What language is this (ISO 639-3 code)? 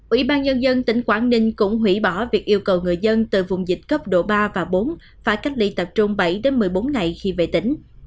vie